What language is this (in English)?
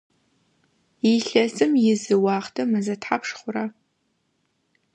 Adyghe